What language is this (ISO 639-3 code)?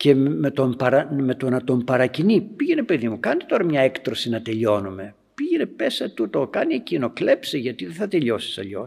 ell